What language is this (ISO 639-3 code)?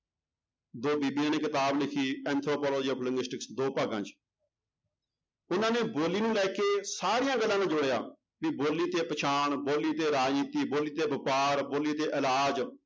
pan